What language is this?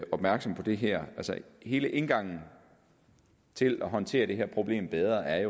Danish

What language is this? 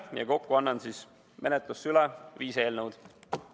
Estonian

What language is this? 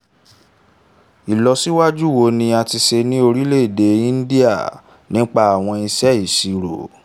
Yoruba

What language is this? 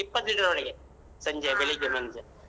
Kannada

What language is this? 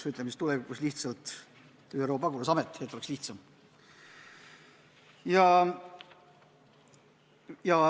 Estonian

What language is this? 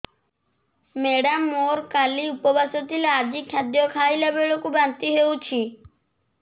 Odia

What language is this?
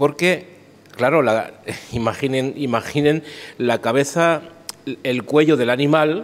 Spanish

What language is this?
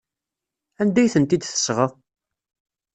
Kabyle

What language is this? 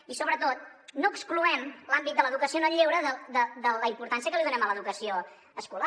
Catalan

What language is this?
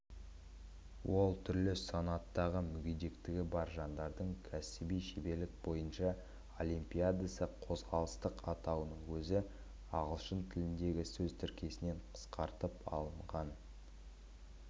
Kazakh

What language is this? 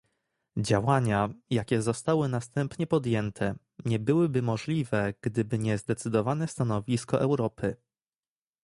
Polish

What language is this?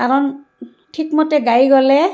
Assamese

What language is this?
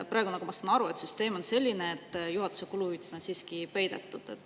Estonian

